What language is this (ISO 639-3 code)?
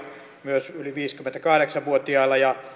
fin